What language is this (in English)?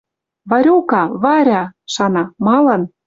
Western Mari